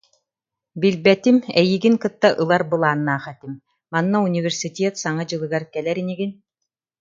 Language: Yakut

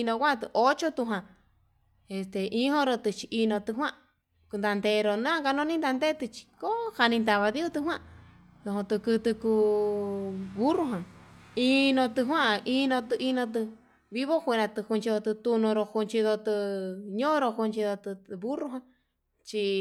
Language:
Yutanduchi Mixtec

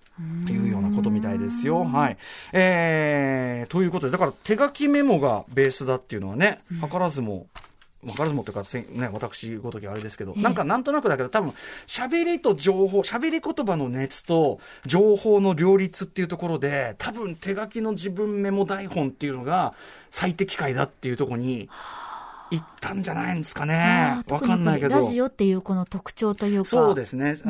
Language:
Japanese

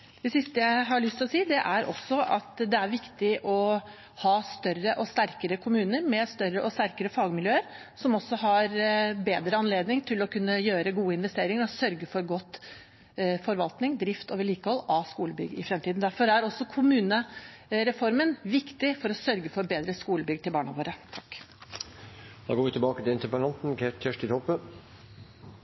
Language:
Norwegian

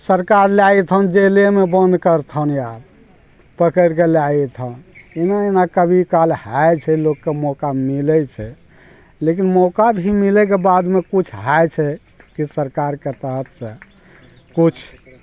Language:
Maithili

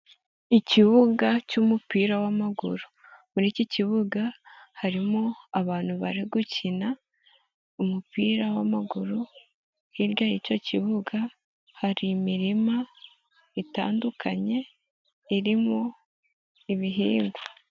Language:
Kinyarwanda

